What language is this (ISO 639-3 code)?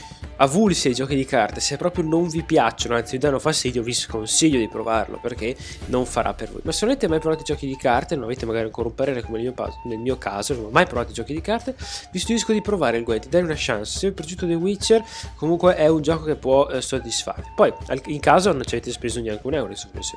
ita